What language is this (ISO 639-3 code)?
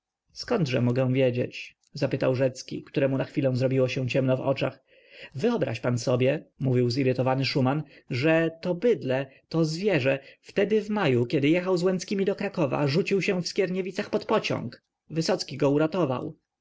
pol